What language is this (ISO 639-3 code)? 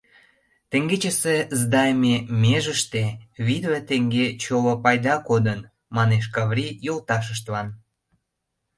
chm